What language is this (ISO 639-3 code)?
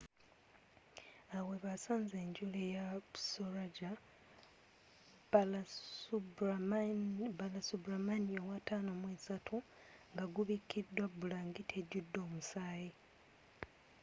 lug